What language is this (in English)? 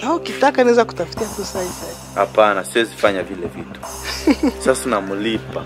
Romanian